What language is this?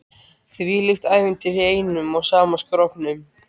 Icelandic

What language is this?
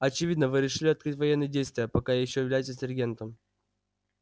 Russian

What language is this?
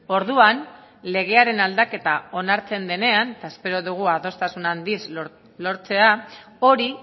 Basque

